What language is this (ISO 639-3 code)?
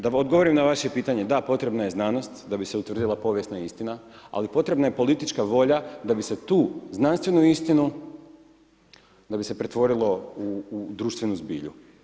hrv